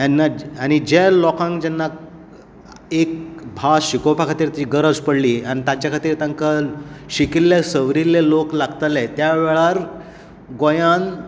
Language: Konkani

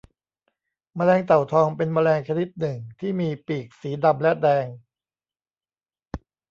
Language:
Thai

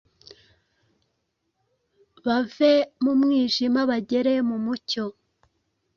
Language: Kinyarwanda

